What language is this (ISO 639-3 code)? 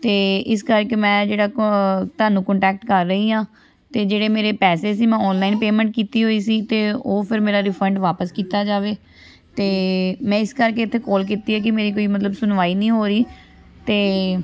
pan